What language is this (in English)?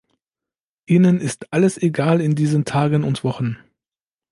German